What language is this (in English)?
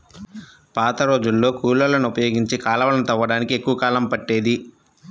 Telugu